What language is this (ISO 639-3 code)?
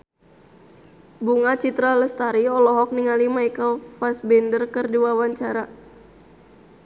sun